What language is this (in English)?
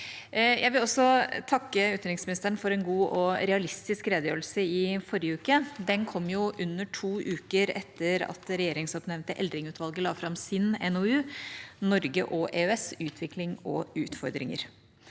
Norwegian